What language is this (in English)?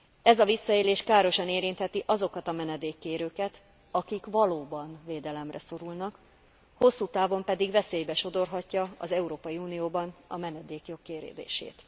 Hungarian